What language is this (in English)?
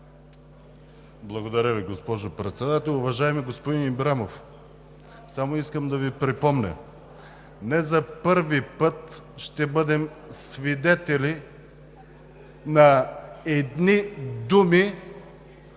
Bulgarian